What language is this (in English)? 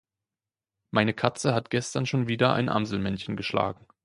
German